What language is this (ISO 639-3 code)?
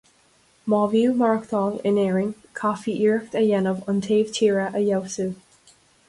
gle